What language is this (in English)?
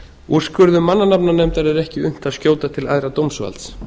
Icelandic